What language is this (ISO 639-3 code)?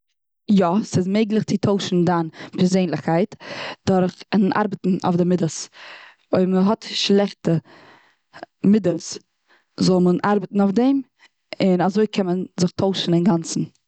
yid